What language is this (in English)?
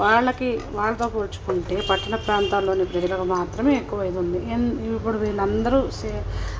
Telugu